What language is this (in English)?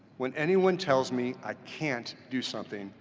English